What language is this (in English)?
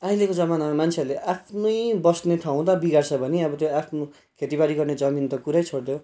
Nepali